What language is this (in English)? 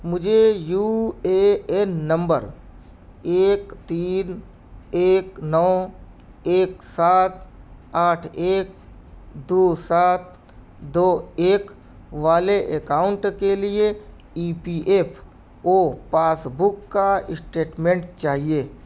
Urdu